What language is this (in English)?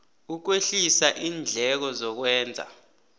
South Ndebele